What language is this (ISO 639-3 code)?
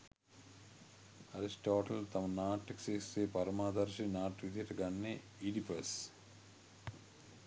sin